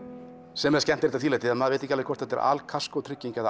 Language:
Icelandic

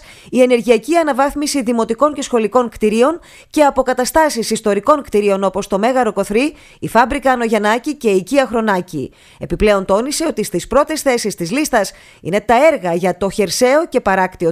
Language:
Greek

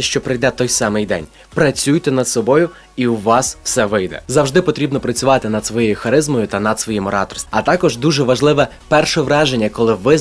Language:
Ukrainian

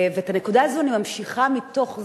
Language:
Hebrew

